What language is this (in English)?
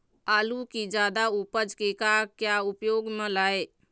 Chhattisgarhi